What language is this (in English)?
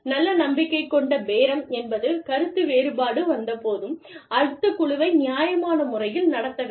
Tamil